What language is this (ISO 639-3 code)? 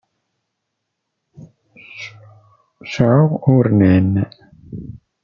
kab